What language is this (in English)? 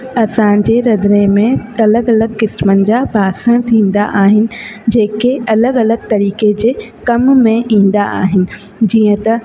Sindhi